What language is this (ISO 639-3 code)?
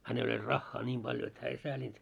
fin